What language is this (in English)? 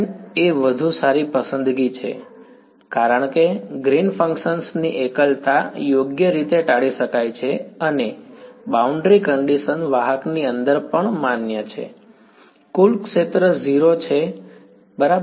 Gujarati